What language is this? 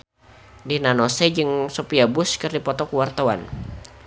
Sundanese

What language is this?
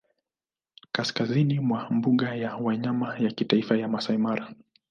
Swahili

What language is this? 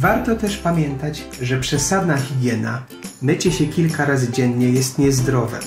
Polish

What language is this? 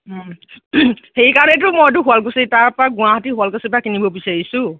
Assamese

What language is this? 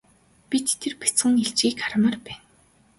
Mongolian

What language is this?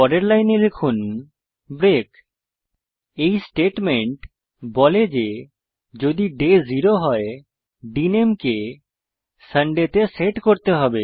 Bangla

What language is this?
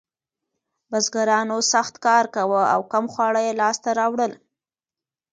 Pashto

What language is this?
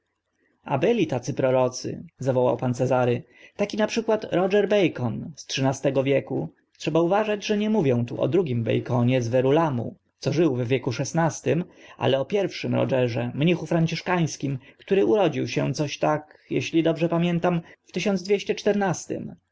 Polish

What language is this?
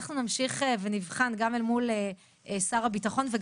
Hebrew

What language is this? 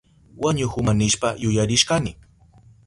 Southern Pastaza Quechua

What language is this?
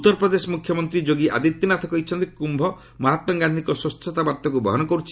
Odia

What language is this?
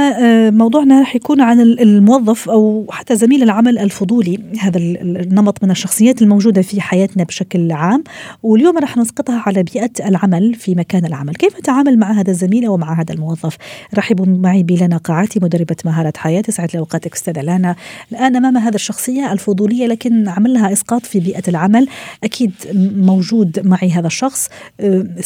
Arabic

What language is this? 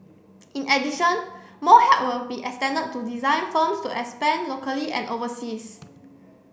English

